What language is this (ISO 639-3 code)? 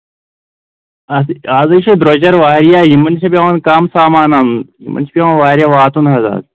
kas